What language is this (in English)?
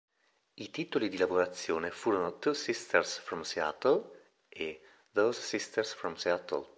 Italian